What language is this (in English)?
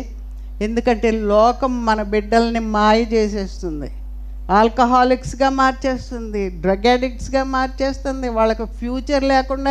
Telugu